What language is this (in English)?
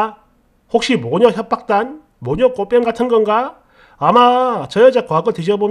Korean